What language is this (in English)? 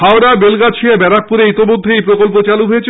Bangla